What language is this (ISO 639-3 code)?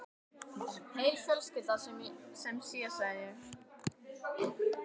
isl